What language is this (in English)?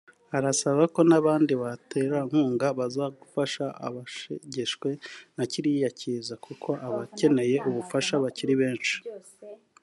Kinyarwanda